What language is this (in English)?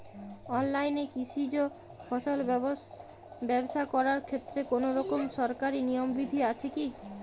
Bangla